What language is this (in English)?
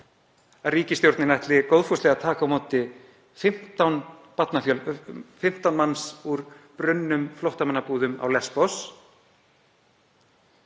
Icelandic